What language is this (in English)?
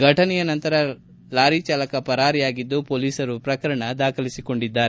Kannada